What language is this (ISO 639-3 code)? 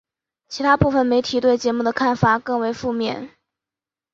zho